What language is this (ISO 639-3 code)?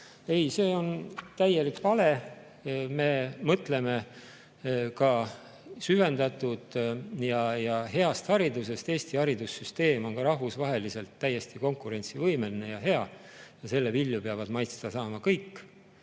est